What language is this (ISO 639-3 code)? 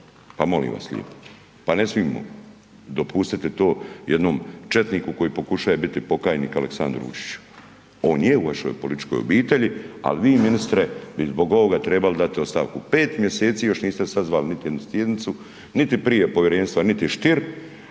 hrv